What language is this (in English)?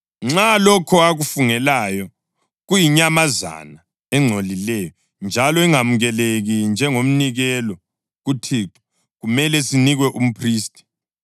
North Ndebele